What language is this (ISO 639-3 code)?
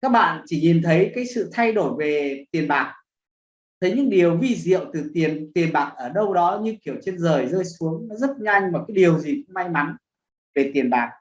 vie